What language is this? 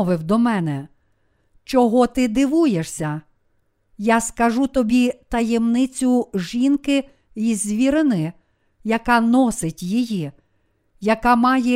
Ukrainian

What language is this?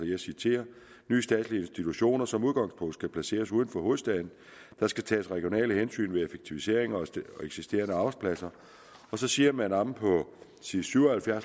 Danish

